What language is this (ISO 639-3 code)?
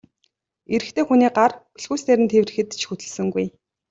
mon